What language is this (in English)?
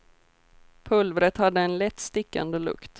Swedish